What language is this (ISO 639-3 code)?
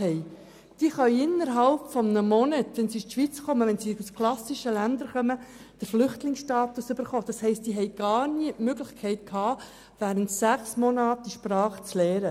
gsw